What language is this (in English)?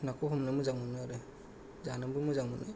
Bodo